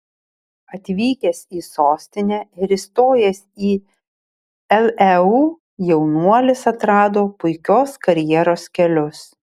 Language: Lithuanian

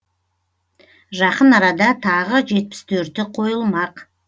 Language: Kazakh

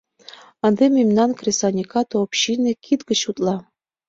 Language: Mari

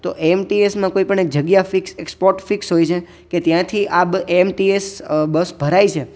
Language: Gujarati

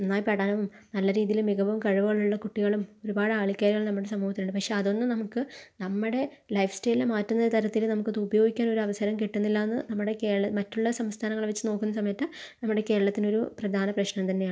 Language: Malayalam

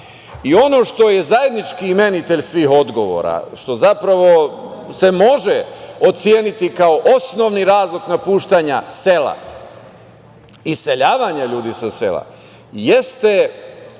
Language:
Serbian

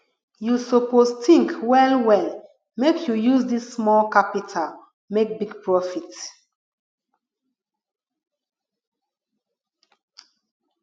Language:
Nigerian Pidgin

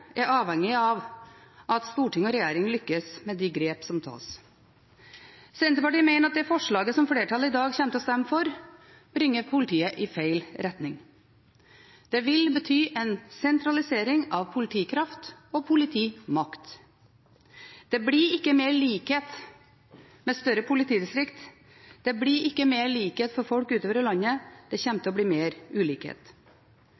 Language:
Norwegian Bokmål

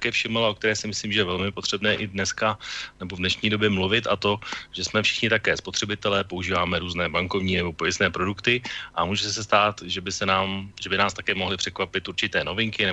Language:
Czech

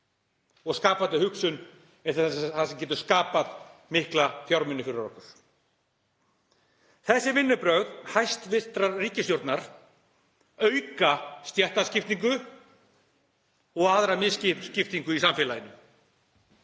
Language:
Icelandic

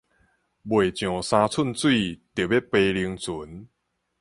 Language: Min Nan Chinese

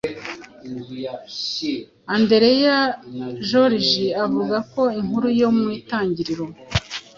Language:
Kinyarwanda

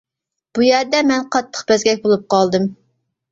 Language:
Uyghur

